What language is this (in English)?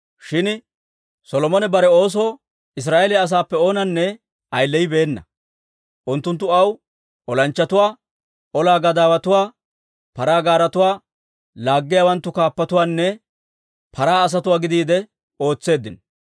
Dawro